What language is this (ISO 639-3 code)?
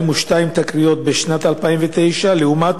heb